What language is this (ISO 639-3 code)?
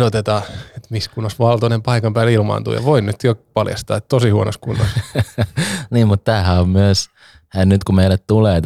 fin